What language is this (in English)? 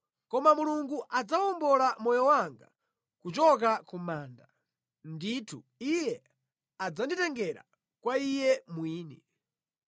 Nyanja